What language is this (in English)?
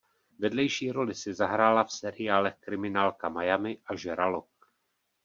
Czech